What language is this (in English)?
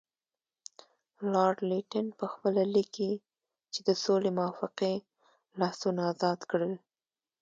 Pashto